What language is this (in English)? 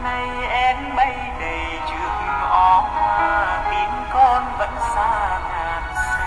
Thai